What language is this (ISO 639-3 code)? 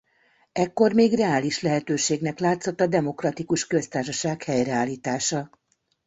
hun